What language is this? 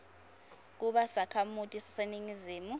Swati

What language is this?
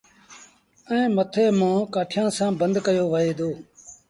Sindhi Bhil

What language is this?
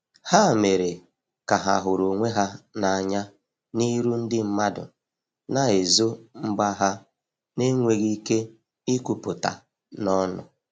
Igbo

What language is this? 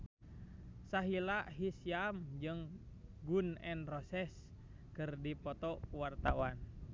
Sundanese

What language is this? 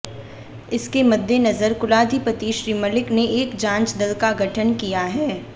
Hindi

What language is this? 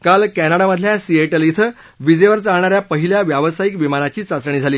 Marathi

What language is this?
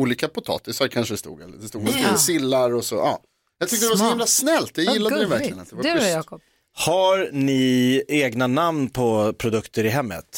Swedish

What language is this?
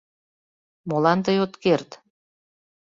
Mari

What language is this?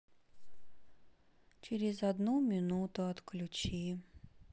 Russian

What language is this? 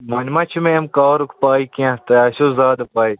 Kashmiri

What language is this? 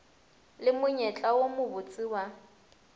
Northern Sotho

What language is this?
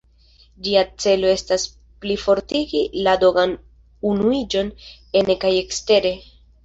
Esperanto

